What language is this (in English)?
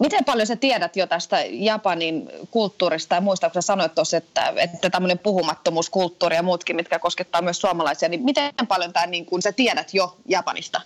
Finnish